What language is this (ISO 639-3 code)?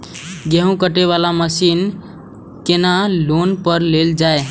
mai